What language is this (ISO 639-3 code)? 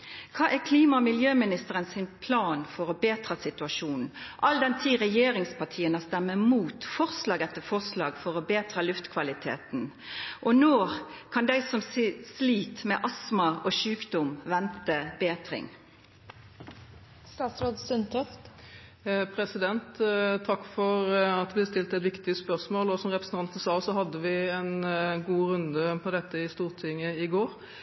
nor